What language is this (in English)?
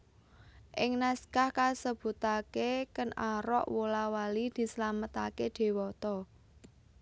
Javanese